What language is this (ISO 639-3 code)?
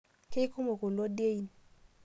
mas